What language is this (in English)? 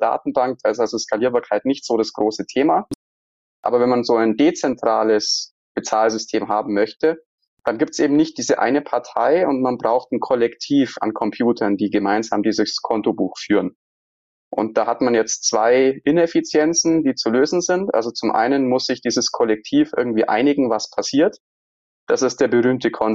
German